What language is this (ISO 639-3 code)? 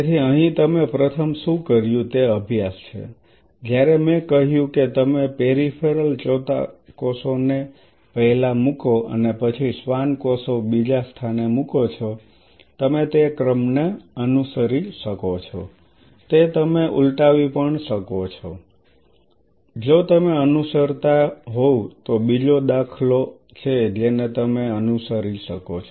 guj